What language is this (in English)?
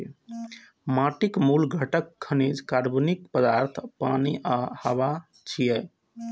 Maithili